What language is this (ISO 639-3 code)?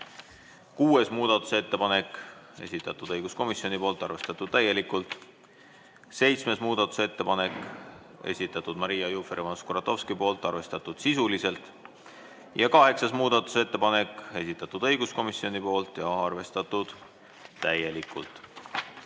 est